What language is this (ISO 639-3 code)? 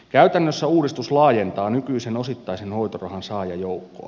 fin